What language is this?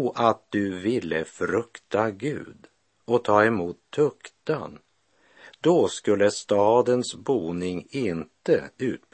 Swedish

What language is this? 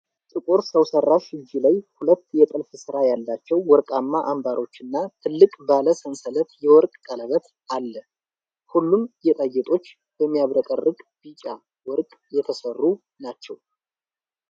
Amharic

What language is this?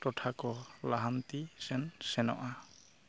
Santali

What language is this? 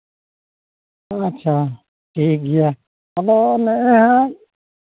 Santali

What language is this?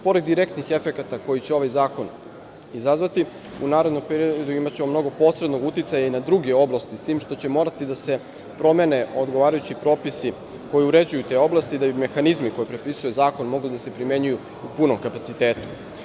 Serbian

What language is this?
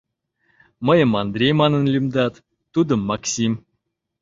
Mari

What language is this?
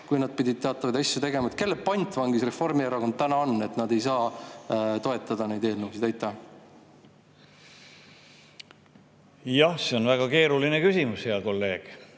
Estonian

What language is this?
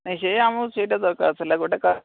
Odia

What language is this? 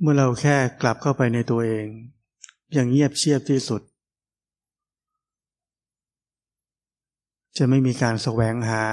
Thai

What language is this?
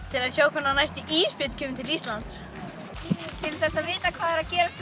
Icelandic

